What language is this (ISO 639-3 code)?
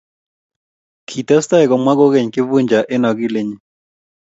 kln